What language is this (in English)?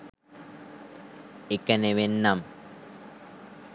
Sinhala